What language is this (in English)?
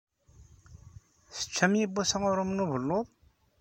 Kabyle